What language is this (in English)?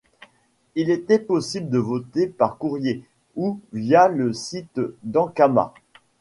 French